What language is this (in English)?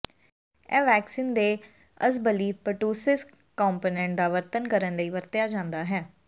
Punjabi